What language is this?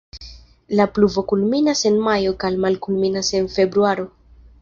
Esperanto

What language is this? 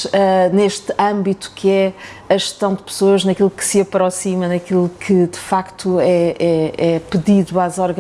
Portuguese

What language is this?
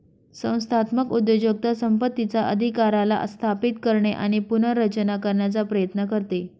Marathi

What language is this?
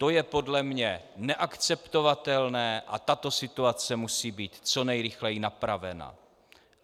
Czech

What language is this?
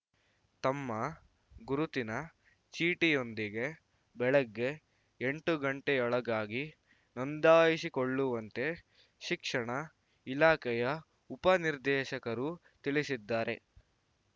Kannada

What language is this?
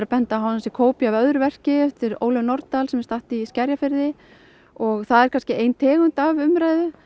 Icelandic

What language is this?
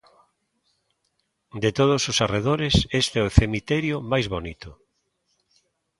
Galician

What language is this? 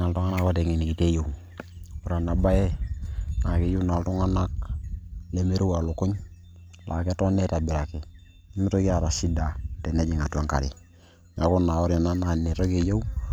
Masai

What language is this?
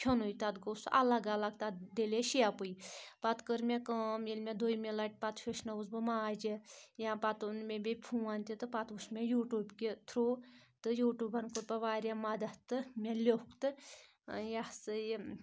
Kashmiri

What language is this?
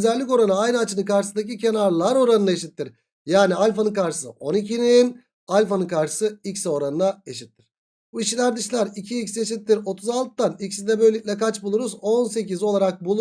Turkish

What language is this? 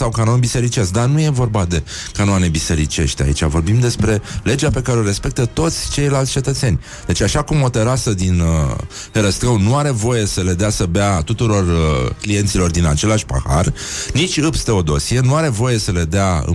Romanian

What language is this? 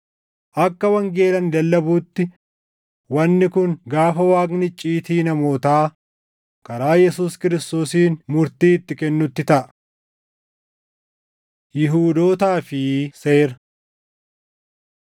Oromo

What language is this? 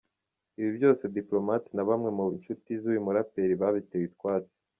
Kinyarwanda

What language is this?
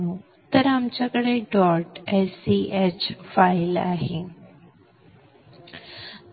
Marathi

